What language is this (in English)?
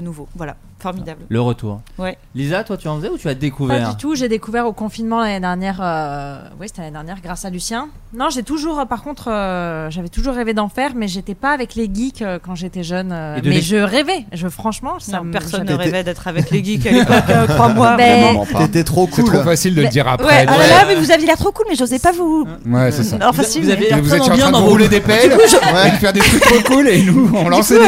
French